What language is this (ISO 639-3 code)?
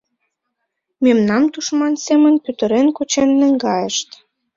chm